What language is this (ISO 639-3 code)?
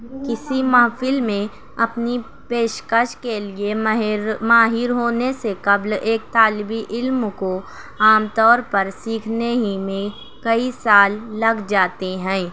urd